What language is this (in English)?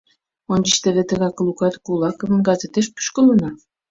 Mari